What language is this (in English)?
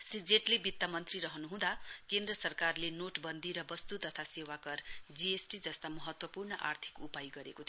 Nepali